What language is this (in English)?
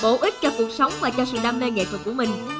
Vietnamese